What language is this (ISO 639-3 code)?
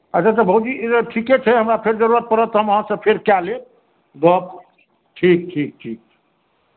mai